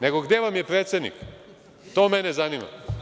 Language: Serbian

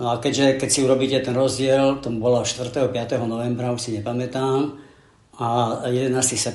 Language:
Slovak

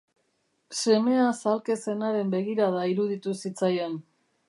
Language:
Basque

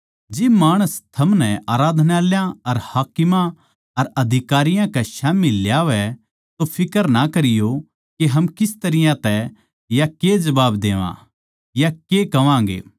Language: Haryanvi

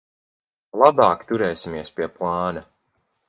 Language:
Latvian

